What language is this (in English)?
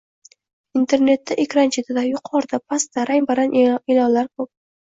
Uzbek